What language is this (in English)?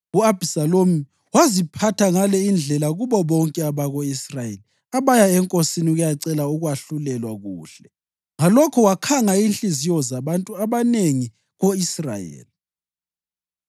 North Ndebele